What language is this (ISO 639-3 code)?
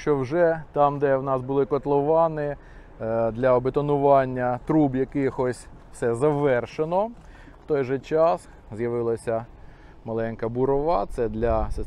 ukr